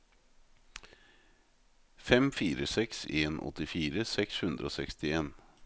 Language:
Norwegian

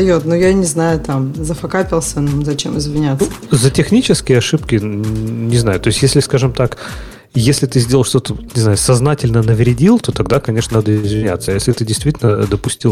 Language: Russian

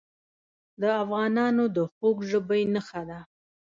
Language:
Pashto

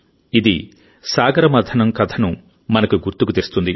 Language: Telugu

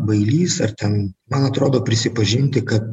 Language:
Lithuanian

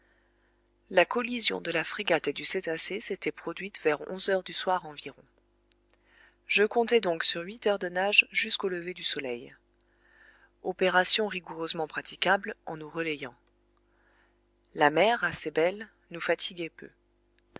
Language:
French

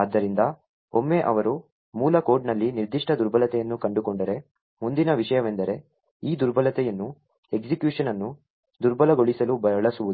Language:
Kannada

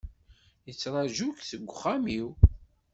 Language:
Kabyle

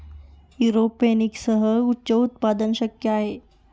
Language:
Marathi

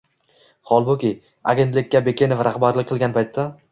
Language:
Uzbek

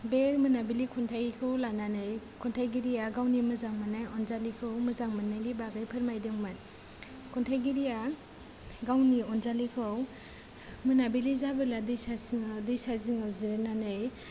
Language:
Bodo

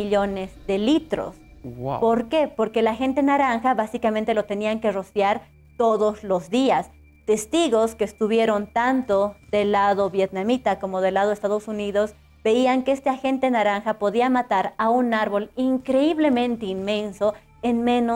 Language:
Spanish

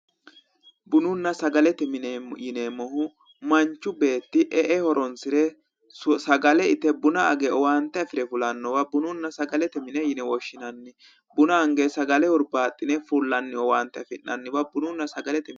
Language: Sidamo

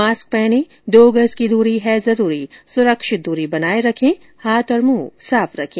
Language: Hindi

